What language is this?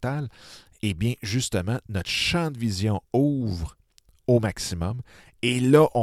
French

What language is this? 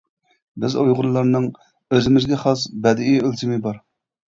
Uyghur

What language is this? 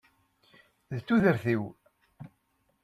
Kabyle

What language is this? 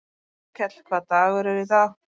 Icelandic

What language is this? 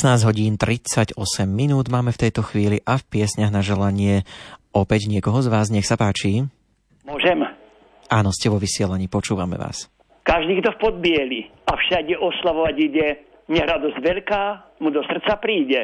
Slovak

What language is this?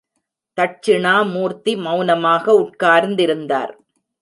Tamil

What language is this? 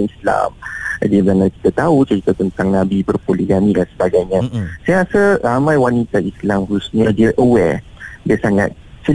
Malay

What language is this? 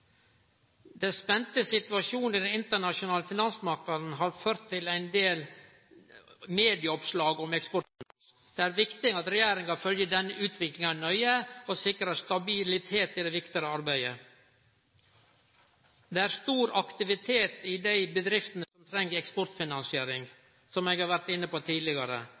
Norwegian Nynorsk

